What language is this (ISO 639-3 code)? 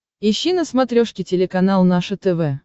rus